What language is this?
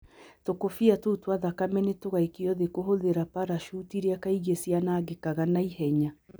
Kikuyu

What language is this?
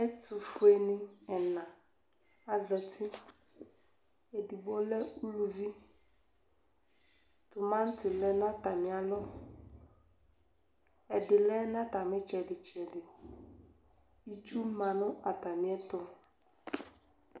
Ikposo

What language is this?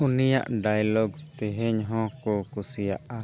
Santali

